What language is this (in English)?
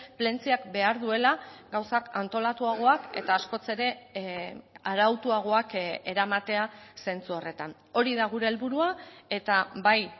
Basque